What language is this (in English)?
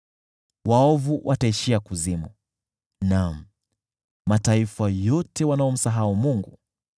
Swahili